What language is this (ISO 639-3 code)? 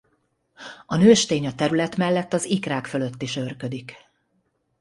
hun